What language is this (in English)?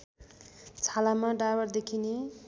Nepali